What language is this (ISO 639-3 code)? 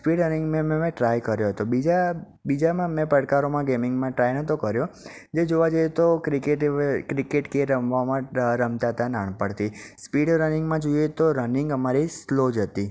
guj